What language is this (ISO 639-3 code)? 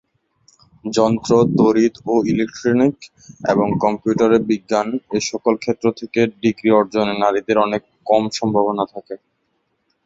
ben